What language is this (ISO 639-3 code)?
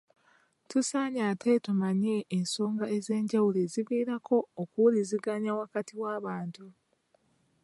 lug